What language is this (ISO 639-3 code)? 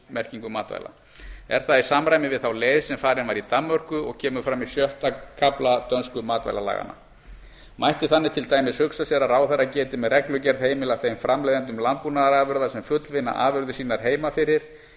isl